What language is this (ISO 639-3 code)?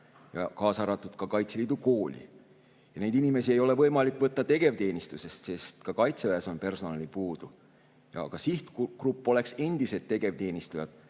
est